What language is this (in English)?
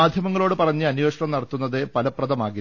Malayalam